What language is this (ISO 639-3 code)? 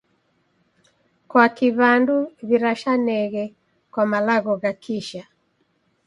dav